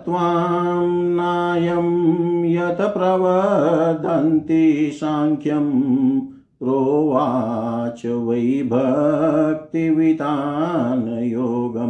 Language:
Hindi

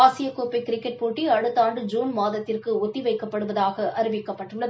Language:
Tamil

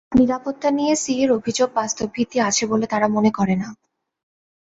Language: Bangla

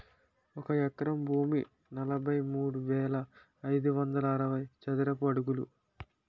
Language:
Telugu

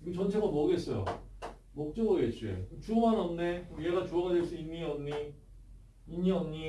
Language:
Korean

